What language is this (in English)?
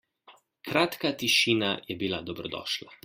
Slovenian